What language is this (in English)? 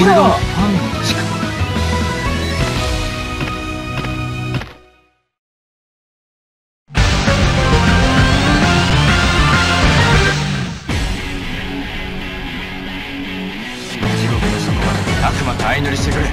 Japanese